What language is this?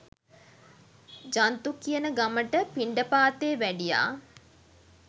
Sinhala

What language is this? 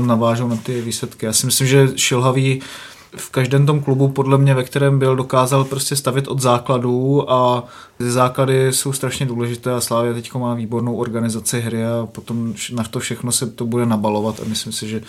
Czech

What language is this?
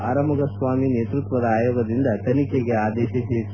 Kannada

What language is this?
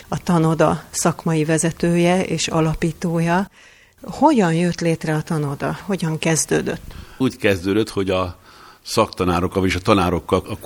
Hungarian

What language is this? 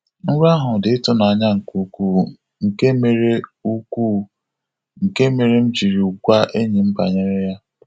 Igbo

